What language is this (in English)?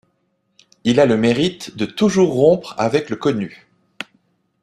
French